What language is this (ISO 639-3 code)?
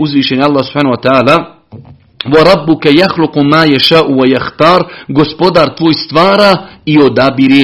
hrv